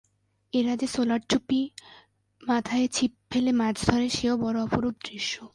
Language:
Bangla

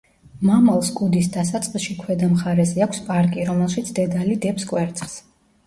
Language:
Georgian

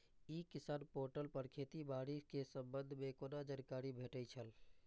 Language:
Maithili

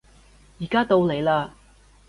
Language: Cantonese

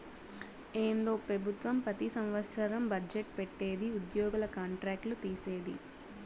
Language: Telugu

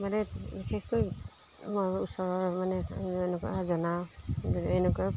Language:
Assamese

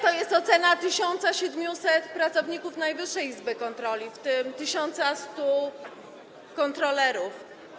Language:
Polish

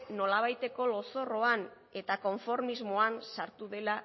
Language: Basque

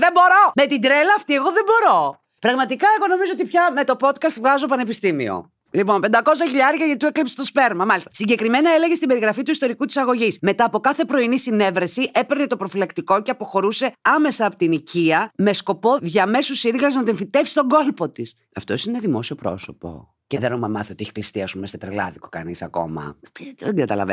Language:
Greek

